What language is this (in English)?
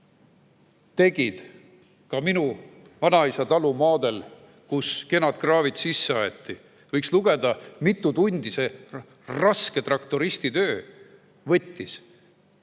Estonian